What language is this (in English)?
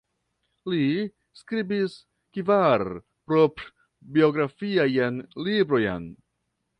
Esperanto